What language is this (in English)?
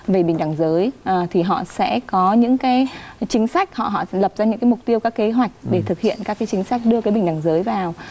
Vietnamese